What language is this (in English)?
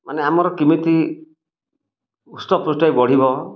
Odia